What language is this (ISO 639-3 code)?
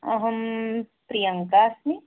san